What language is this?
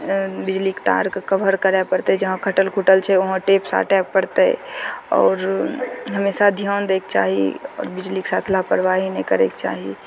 Maithili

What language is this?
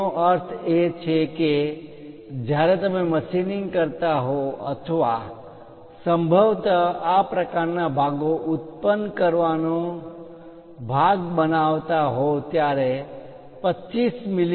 Gujarati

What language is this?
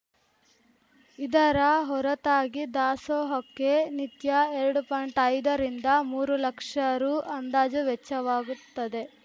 Kannada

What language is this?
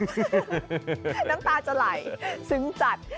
Thai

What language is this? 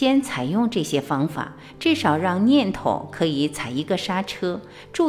Chinese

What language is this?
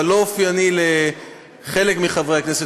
Hebrew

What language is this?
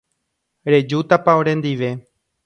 Guarani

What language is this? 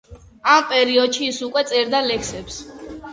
Georgian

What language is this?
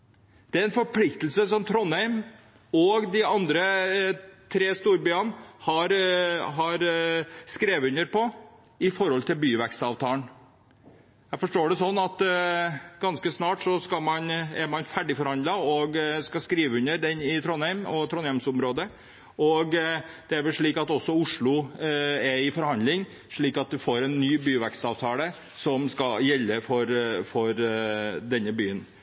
Norwegian Bokmål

